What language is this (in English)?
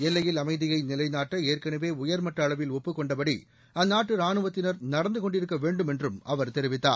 Tamil